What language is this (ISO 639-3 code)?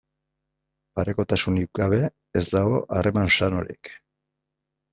eus